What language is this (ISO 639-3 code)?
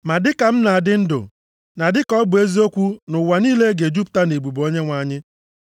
ibo